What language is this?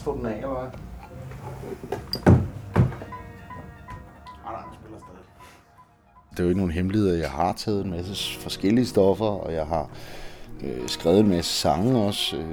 Danish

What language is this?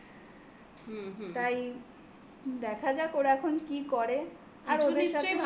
Bangla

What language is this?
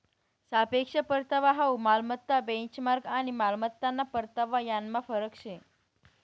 Marathi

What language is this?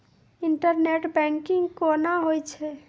Maithili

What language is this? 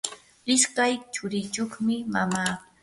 Yanahuanca Pasco Quechua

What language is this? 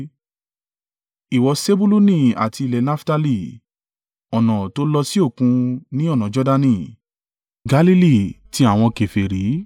Yoruba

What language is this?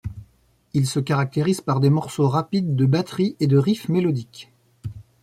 French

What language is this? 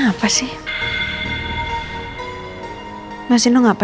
Indonesian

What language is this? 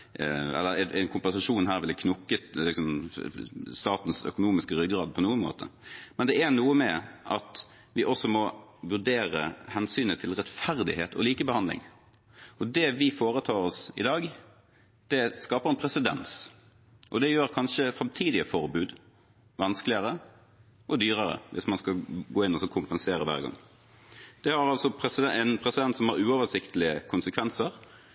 Norwegian Bokmål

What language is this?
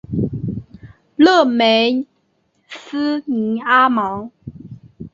Chinese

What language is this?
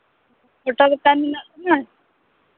Santali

